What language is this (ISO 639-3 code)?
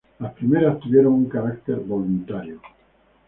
spa